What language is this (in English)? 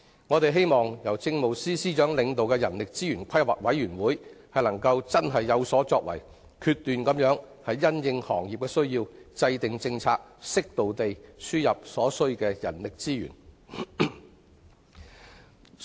Cantonese